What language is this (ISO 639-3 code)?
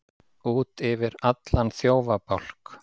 isl